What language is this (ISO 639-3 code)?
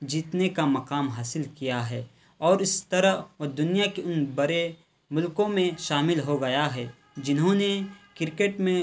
urd